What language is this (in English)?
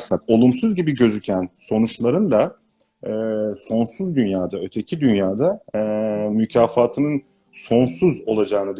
Turkish